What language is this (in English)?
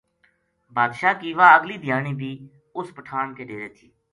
Gujari